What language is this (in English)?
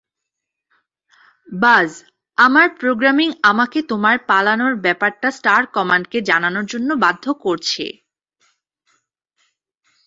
Bangla